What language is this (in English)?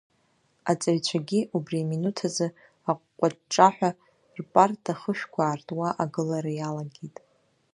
Abkhazian